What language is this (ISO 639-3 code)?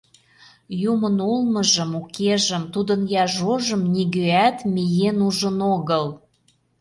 chm